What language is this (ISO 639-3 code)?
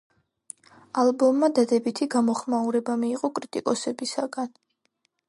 kat